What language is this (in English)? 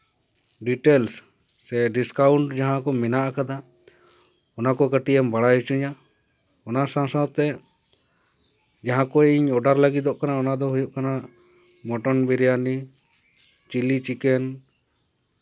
Santali